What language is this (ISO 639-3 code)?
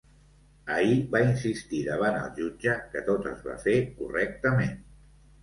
cat